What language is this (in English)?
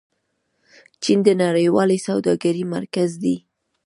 Pashto